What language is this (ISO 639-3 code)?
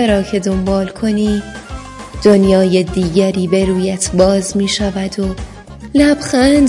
fas